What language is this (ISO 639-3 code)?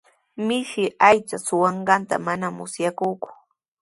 qws